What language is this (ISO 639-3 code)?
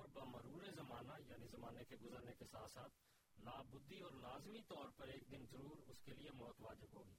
urd